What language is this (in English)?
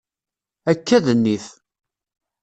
Kabyle